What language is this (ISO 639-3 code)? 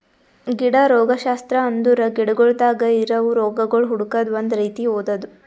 kan